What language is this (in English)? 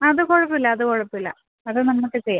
Malayalam